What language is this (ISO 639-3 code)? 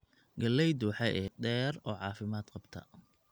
som